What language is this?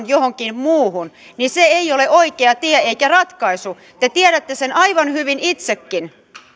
Finnish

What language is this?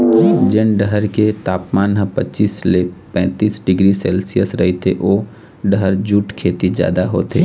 Chhattisgarhi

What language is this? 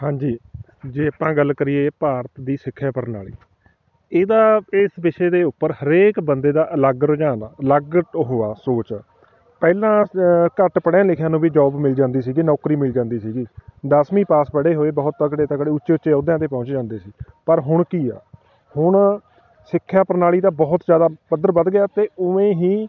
Punjabi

